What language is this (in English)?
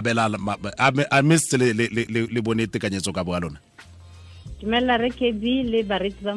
Filipino